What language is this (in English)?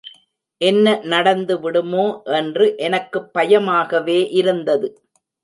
Tamil